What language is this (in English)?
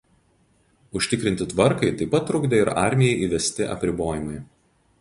Lithuanian